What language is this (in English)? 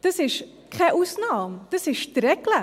Swiss German